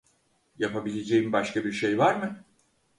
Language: Turkish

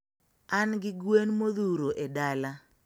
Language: Luo (Kenya and Tanzania)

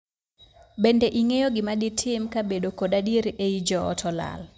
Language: Luo (Kenya and Tanzania)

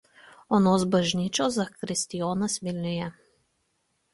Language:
Lithuanian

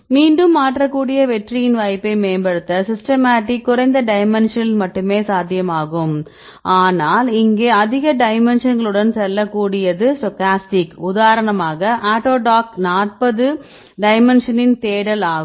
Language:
Tamil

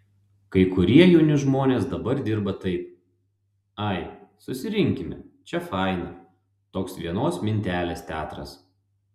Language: Lithuanian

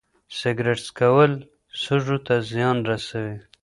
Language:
Pashto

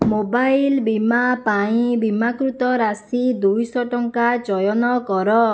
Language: Odia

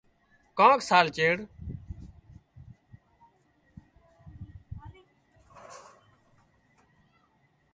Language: Wadiyara Koli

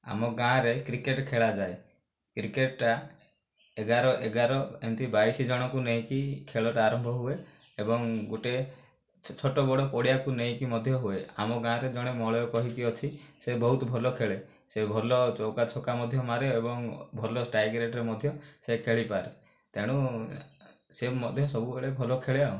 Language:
Odia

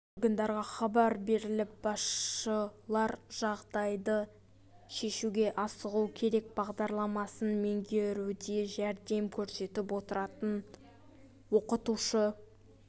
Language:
Kazakh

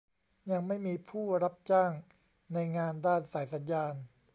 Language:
Thai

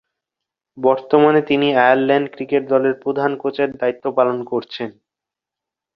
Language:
Bangla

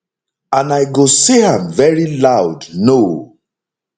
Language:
Nigerian Pidgin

